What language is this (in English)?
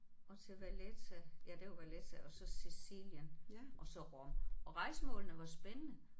Danish